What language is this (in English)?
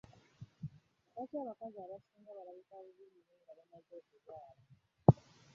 Ganda